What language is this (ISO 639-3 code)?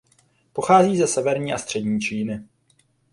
ces